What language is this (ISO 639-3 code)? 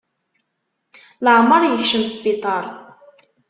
kab